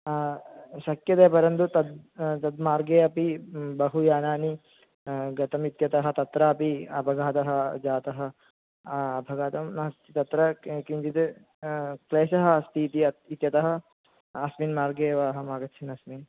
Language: Sanskrit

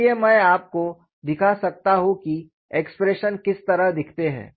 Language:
Hindi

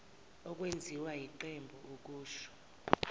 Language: Zulu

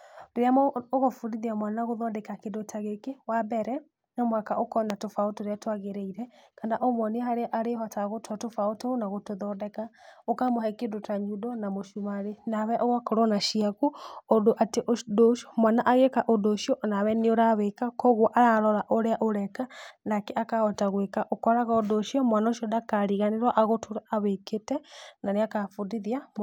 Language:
Kikuyu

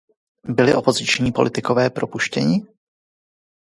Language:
Czech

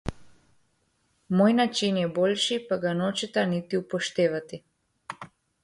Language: Slovenian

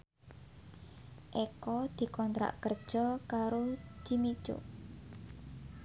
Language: Javanese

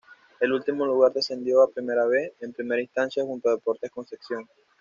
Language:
Spanish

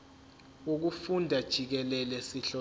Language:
Zulu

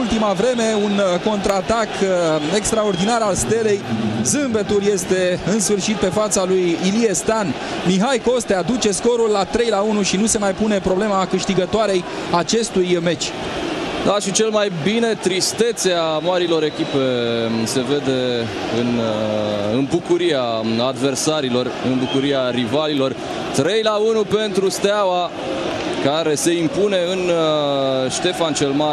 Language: Romanian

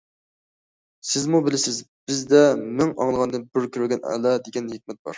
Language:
Uyghur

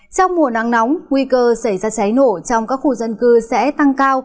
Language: Vietnamese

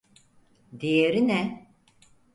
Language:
Turkish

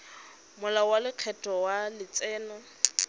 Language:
Tswana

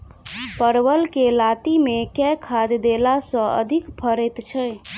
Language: Maithili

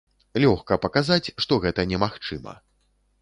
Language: Belarusian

